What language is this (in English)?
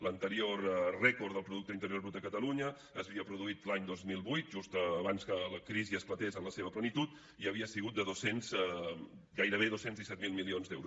Catalan